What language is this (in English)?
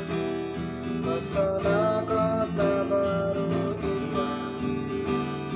Indonesian